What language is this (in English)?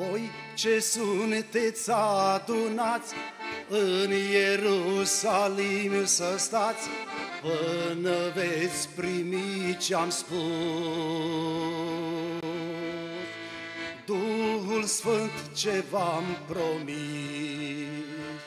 Romanian